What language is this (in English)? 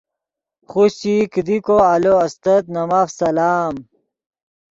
Yidgha